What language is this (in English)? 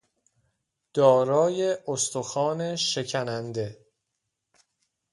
Persian